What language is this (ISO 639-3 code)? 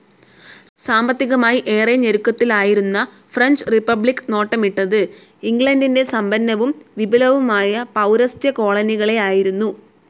mal